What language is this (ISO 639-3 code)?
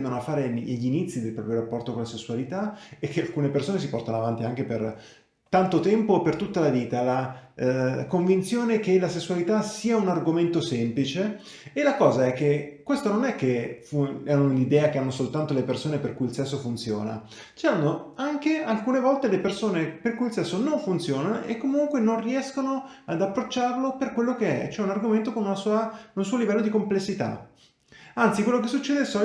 ita